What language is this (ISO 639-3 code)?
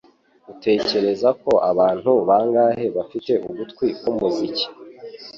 kin